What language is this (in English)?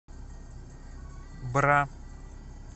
Russian